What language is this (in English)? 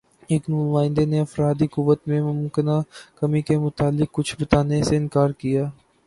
Urdu